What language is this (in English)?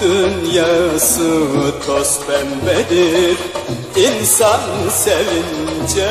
Turkish